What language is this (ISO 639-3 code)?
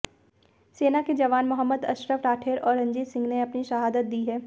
hin